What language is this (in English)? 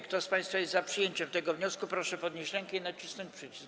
Polish